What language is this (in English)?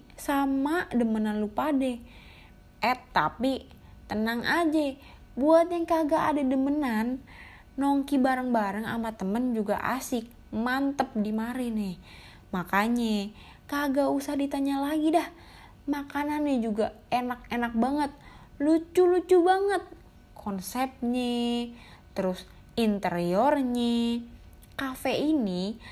Indonesian